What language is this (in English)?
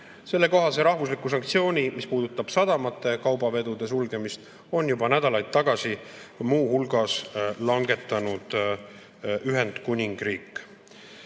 Estonian